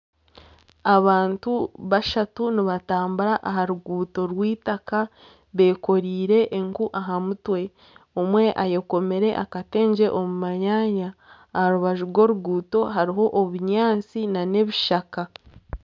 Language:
Nyankole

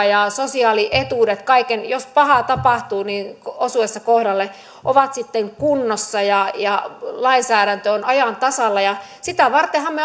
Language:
Finnish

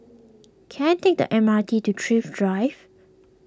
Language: English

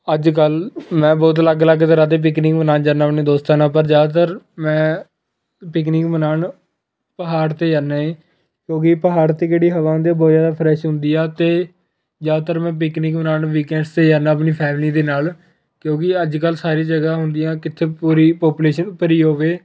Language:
Punjabi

